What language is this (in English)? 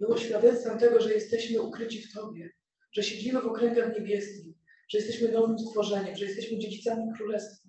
Polish